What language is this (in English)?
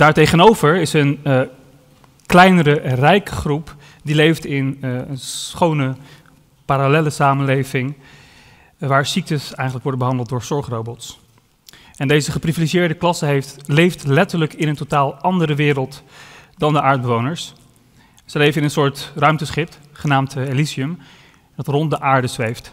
Dutch